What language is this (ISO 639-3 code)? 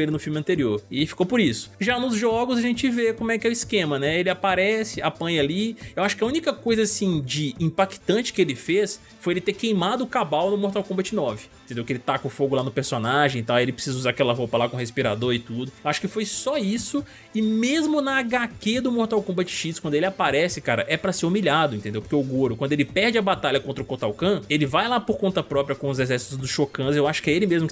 por